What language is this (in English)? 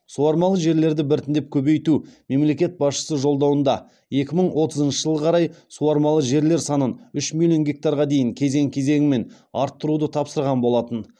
Kazakh